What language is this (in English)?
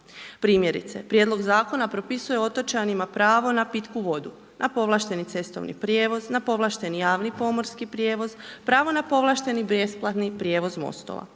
Croatian